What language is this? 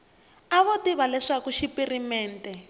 Tsonga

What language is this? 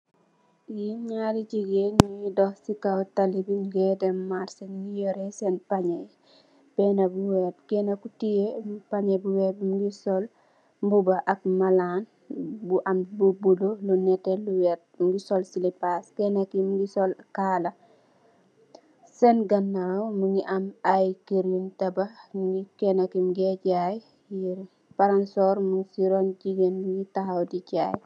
Wolof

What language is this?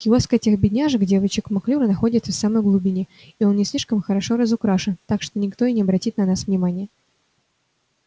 Russian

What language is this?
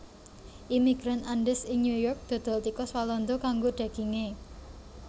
Javanese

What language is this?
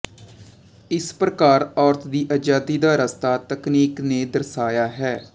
Punjabi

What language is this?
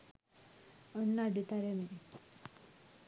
Sinhala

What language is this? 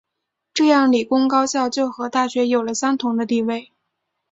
Chinese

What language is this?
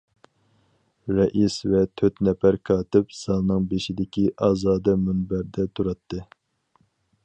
Uyghur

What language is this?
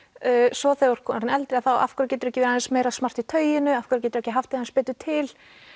Icelandic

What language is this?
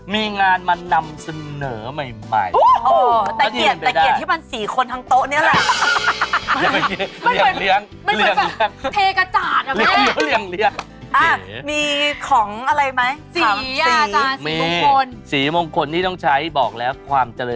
Thai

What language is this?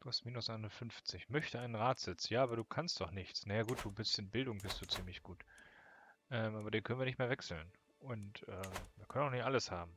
German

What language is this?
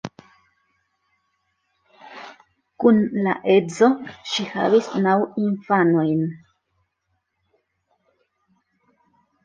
Esperanto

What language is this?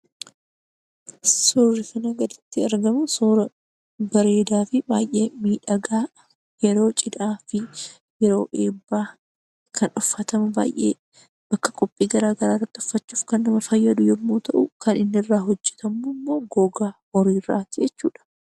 Oromo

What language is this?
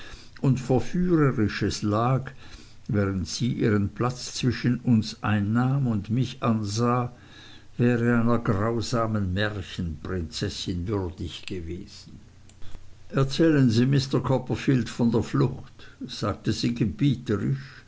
German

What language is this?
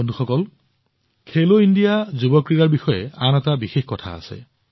Assamese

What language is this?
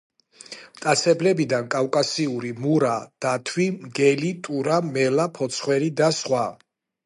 Georgian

